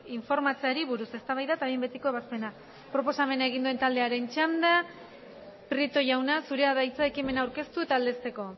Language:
Basque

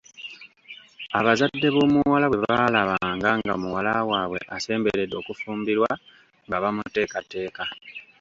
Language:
Ganda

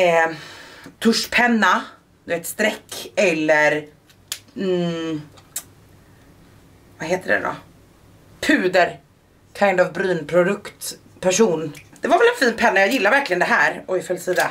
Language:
Swedish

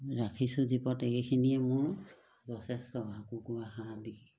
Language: Assamese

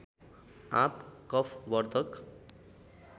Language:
Nepali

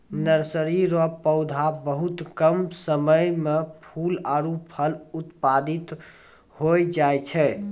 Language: Maithili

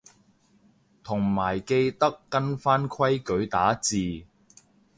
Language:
Cantonese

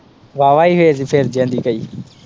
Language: Punjabi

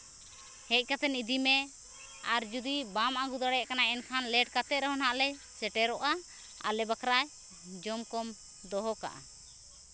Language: Santali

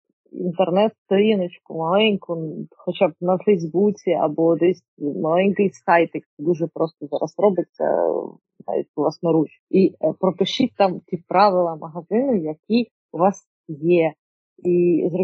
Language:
Ukrainian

